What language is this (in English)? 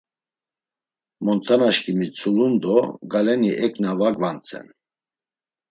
Laz